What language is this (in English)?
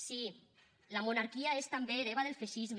Catalan